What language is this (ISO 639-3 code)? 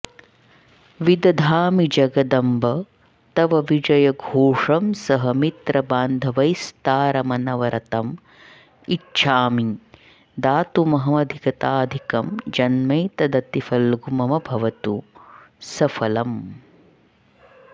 san